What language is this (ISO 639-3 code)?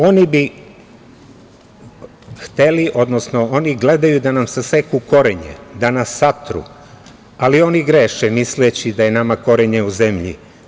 srp